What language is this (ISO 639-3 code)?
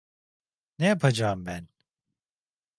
tur